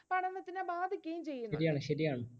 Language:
Malayalam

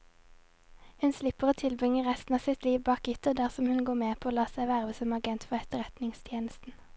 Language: Norwegian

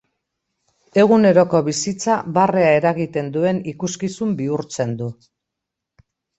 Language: Basque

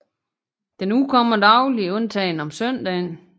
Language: Danish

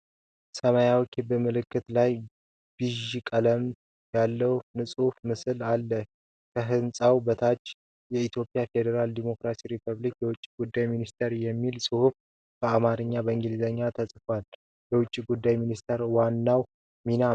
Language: Amharic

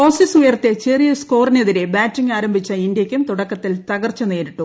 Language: Malayalam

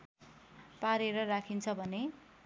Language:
Nepali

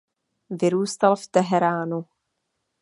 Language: Czech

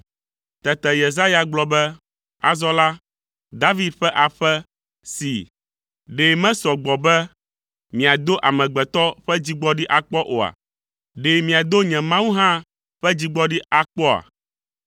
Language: Ewe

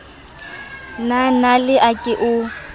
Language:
Southern Sotho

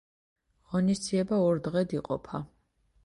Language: Georgian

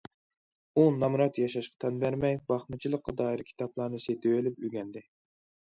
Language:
Uyghur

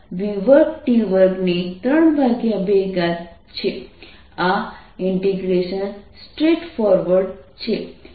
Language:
Gujarati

